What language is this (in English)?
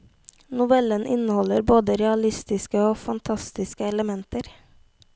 Norwegian